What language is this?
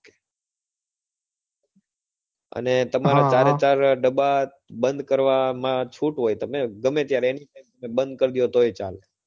Gujarati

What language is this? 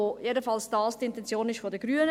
Swiss German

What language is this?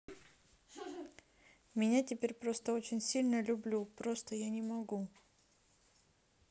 Russian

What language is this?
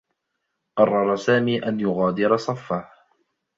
Arabic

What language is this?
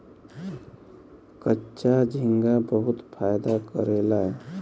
Bhojpuri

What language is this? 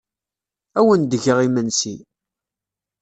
Kabyle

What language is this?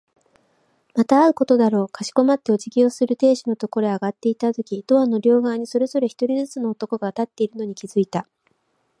Japanese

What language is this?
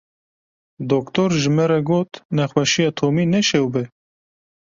Kurdish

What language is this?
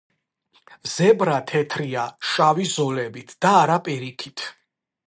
Georgian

